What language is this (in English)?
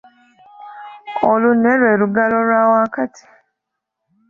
Ganda